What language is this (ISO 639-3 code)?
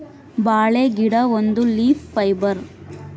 kan